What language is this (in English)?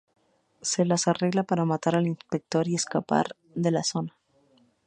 Spanish